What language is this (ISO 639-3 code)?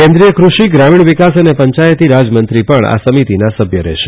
guj